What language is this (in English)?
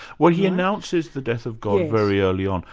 English